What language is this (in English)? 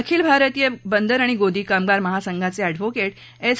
Marathi